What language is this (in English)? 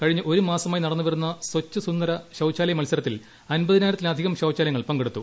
Malayalam